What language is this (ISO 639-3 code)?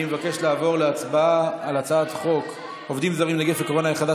heb